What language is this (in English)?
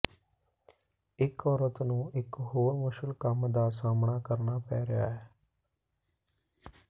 Punjabi